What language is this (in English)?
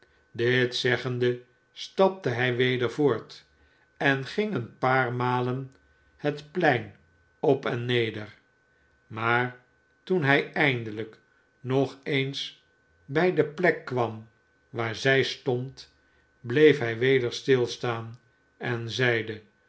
Dutch